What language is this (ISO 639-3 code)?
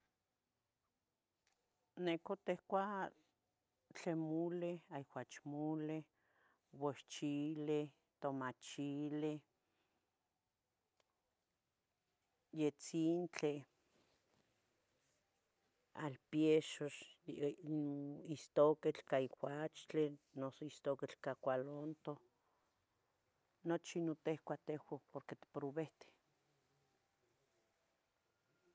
nhg